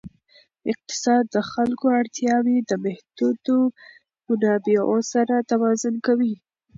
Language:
Pashto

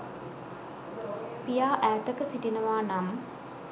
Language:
Sinhala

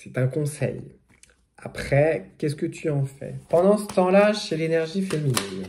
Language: French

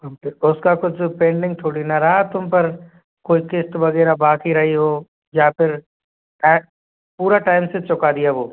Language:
Hindi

